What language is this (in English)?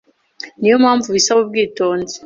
Kinyarwanda